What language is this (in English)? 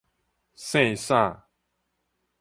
Min Nan Chinese